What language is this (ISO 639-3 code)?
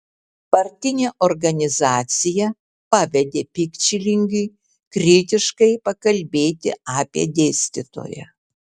lit